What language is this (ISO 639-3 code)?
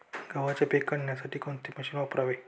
mar